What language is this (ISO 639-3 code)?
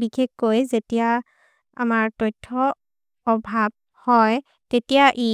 mrr